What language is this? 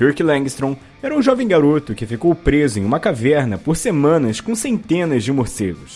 Portuguese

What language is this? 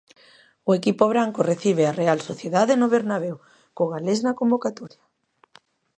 Galician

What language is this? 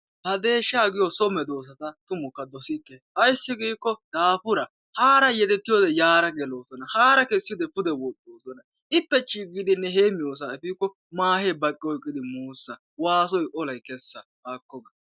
Wolaytta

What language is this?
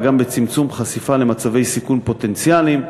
Hebrew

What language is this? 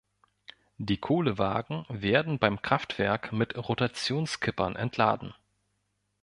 German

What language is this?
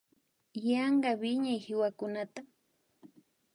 Imbabura Highland Quichua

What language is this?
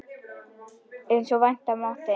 Icelandic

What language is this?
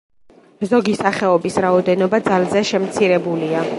Georgian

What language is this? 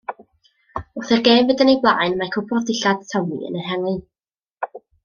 Welsh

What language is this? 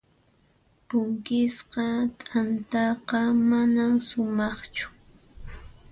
Puno Quechua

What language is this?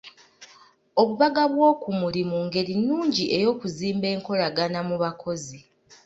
Ganda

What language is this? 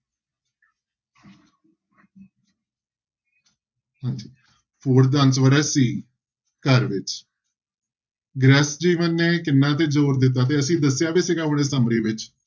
Punjabi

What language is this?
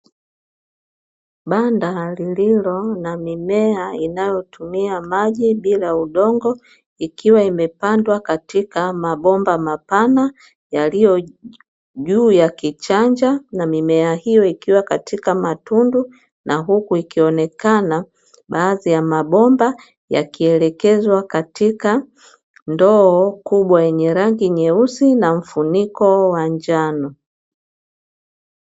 Swahili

